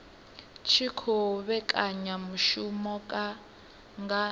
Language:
Venda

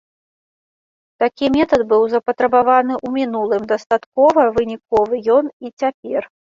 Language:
Belarusian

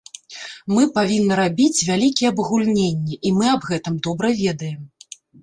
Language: Belarusian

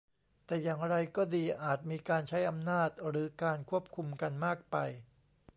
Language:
Thai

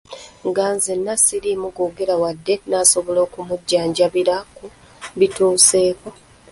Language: Ganda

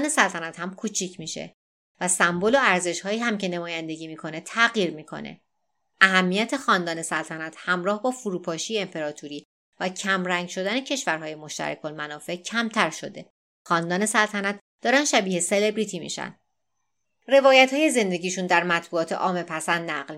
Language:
Persian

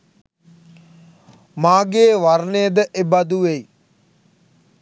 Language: Sinhala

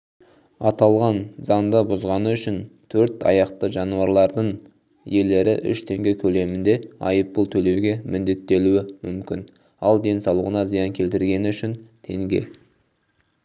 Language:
Kazakh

